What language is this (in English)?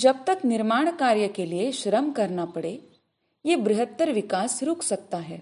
Hindi